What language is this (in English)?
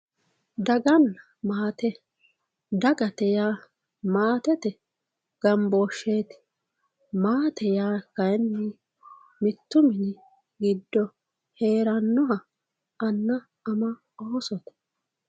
Sidamo